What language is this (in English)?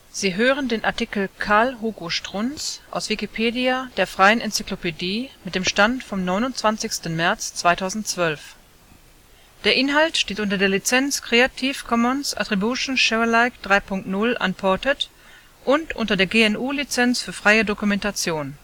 German